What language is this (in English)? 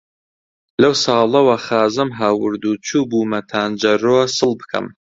Central Kurdish